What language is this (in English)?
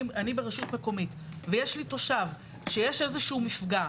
Hebrew